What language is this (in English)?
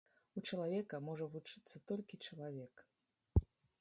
Belarusian